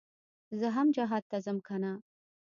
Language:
Pashto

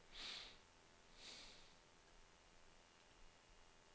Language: Norwegian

